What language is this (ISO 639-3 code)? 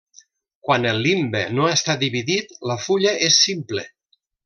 cat